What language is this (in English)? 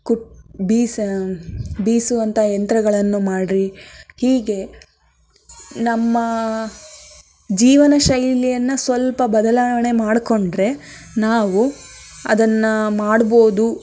Kannada